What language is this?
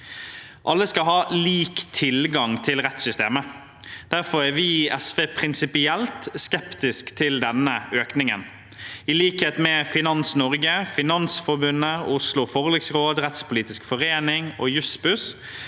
Norwegian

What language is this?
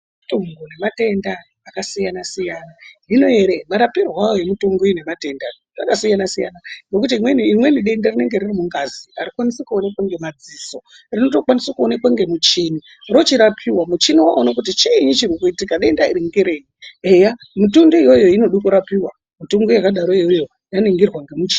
Ndau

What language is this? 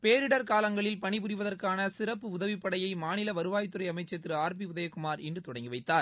Tamil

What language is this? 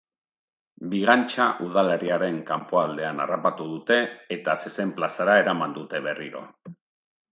Basque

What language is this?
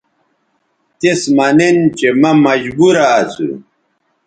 Bateri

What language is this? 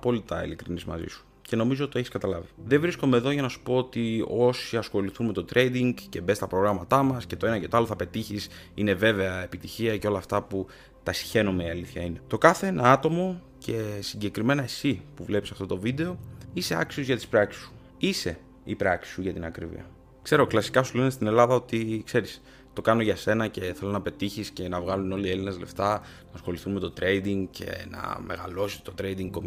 Greek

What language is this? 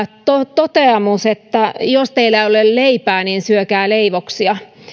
Finnish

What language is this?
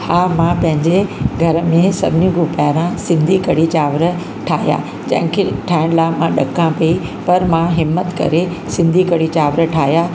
Sindhi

